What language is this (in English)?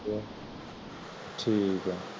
Punjabi